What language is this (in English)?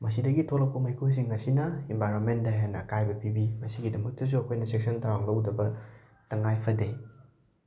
Manipuri